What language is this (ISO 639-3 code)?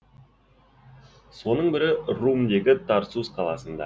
kaz